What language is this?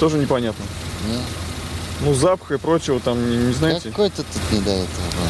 Russian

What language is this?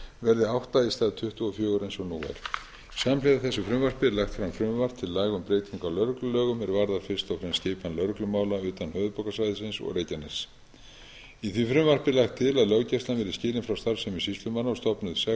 Icelandic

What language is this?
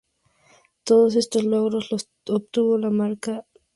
Spanish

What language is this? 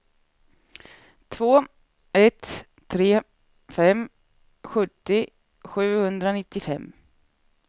Swedish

